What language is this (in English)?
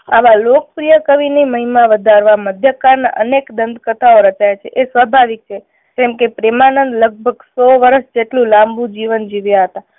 Gujarati